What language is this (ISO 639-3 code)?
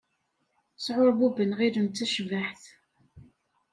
kab